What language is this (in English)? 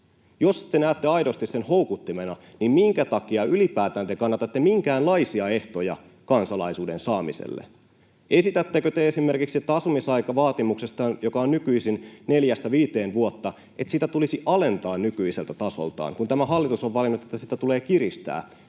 Finnish